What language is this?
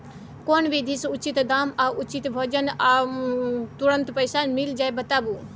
Maithili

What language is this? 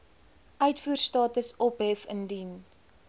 Afrikaans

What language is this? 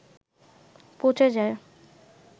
Bangla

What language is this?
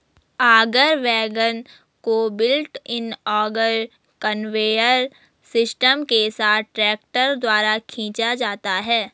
Hindi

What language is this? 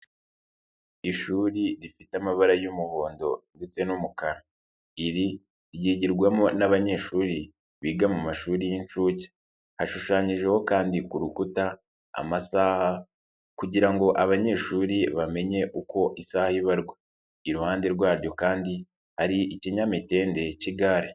Kinyarwanda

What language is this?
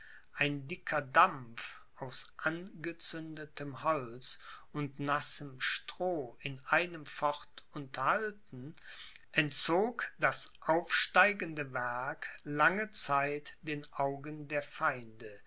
German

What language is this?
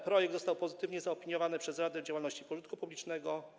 Polish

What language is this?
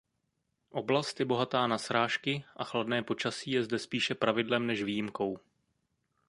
Czech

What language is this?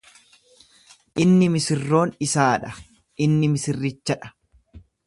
Oromo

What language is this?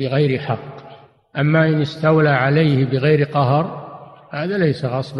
Arabic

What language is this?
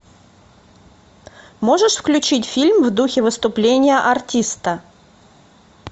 Russian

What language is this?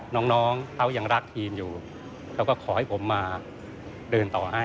Thai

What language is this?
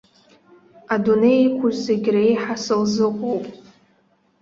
Abkhazian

